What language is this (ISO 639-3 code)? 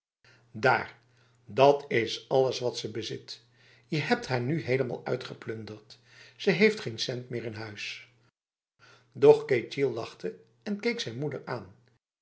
nld